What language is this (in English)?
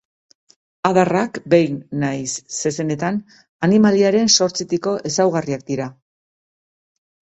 Basque